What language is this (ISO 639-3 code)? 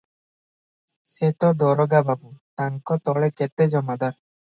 ori